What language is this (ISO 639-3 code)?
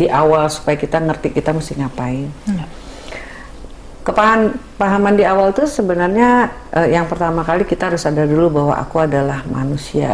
ind